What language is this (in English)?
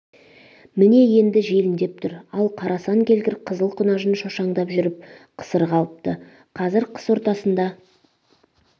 Kazakh